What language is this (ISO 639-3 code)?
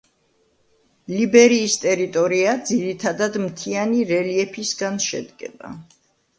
kat